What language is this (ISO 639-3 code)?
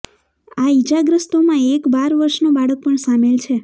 guj